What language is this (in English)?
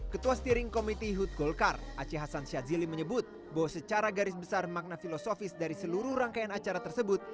Indonesian